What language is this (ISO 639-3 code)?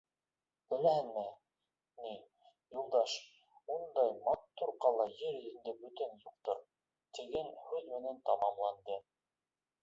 bak